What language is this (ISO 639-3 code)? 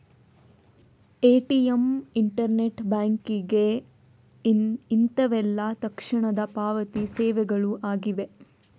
kan